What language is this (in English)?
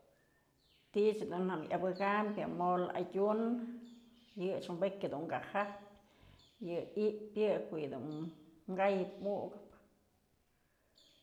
Mazatlán Mixe